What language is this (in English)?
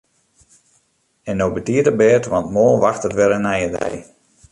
Western Frisian